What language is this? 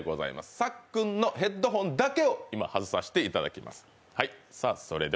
Japanese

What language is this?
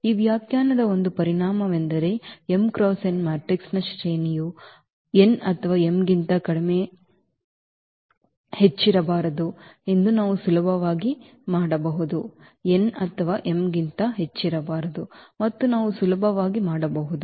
Kannada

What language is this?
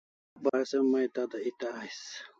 Kalasha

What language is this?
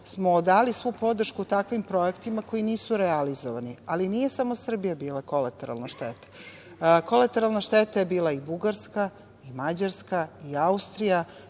Serbian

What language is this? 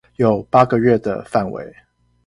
Chinese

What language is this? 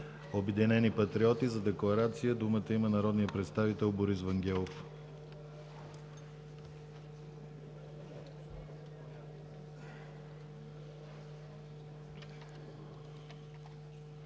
Bulgarian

